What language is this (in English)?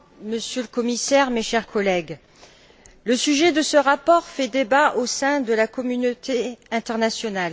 French